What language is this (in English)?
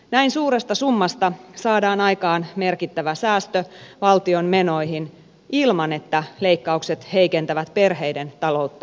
Finnish